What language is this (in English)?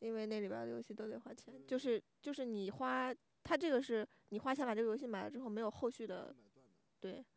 Chinese